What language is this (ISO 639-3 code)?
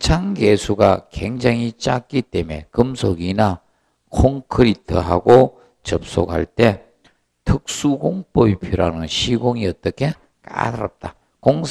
kor